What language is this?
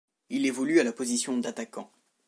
French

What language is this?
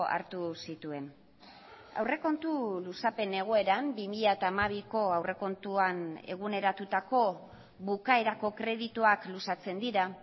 Basque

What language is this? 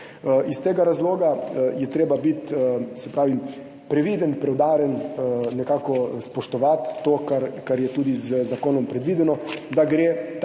Slovenian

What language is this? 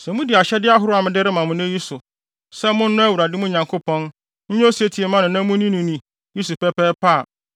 Akan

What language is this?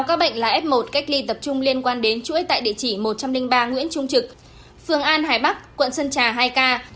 Vietnamese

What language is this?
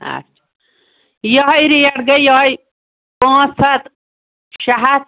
Kashmiri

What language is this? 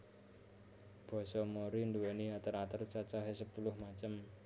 Javanese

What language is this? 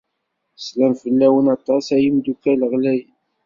Kabyle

